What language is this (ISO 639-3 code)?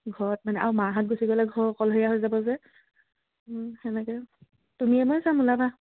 asm